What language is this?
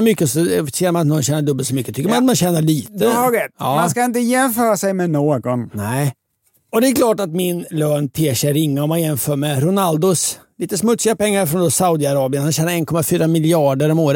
Swedish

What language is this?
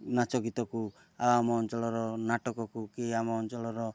Odia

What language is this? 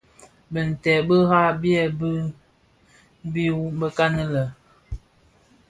Bafia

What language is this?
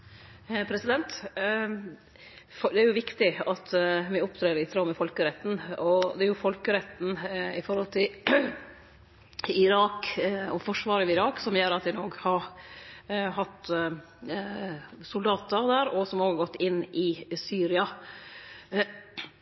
Norwegian Nynorsk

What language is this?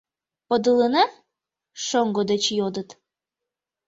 Mari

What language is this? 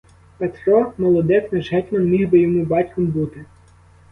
Ukrainian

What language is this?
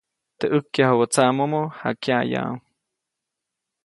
Copainalá Zoque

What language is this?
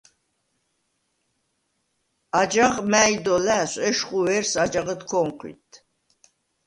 Svan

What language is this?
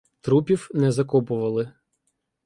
Ukrainian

